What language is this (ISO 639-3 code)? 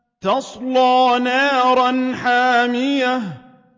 ara